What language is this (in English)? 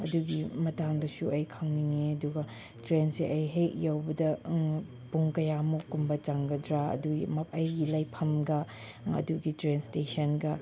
Manipuri